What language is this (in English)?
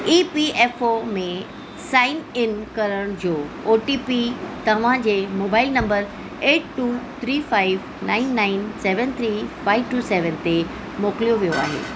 Sindhi